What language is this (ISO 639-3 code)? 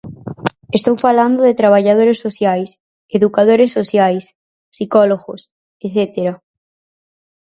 glg